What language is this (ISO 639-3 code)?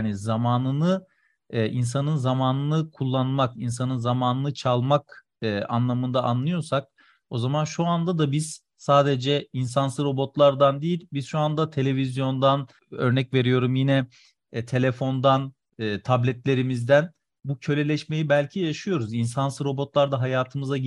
tur